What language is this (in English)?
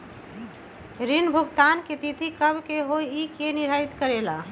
Magahi